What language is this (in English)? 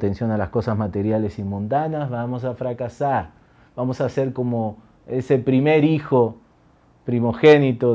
Spanish